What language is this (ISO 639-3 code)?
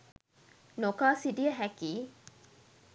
sin